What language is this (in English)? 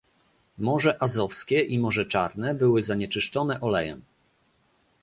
Polish